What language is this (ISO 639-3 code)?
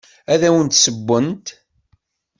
kab